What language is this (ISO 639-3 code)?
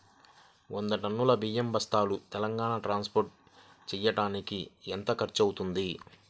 tel